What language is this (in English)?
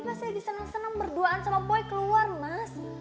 Indonesian